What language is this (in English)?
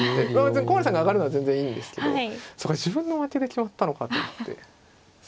Japanese